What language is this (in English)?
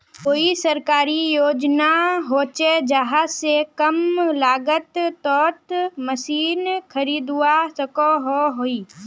Magahi